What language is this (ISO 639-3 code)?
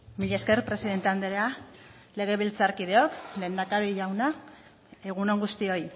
eus